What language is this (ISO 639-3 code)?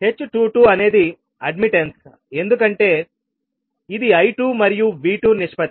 tel